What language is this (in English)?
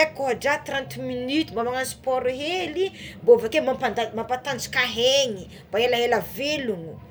Tsimihety Malagasy